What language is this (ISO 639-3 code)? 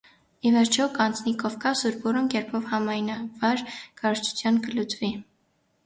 hye